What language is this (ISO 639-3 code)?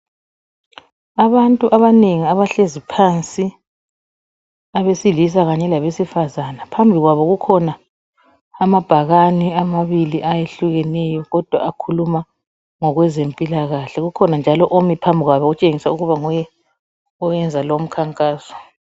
nde